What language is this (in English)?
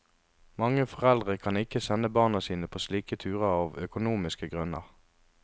Norwegian